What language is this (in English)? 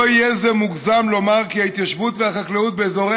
Hebrew